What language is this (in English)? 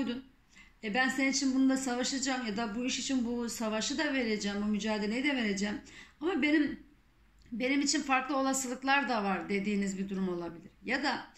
Turkish